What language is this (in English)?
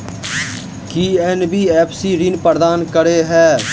Maithili